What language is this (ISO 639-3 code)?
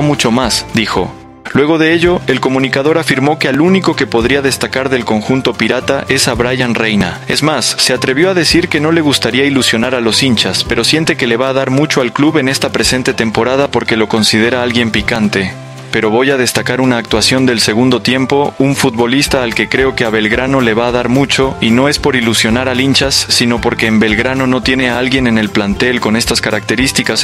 spa